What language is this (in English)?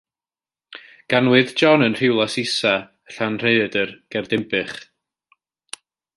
Welsh